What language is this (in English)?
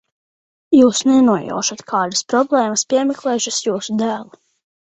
Latvian